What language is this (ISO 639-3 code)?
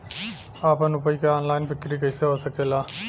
bho